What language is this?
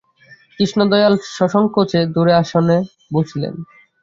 Bangla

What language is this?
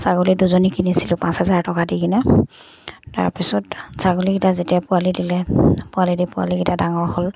Assamese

